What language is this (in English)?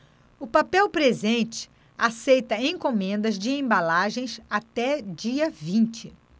Portuguese